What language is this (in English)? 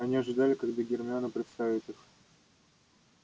Russian